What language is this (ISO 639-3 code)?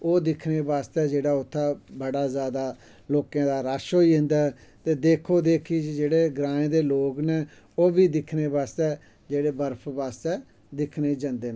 doi